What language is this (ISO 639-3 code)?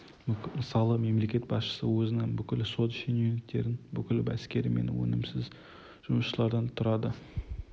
kaz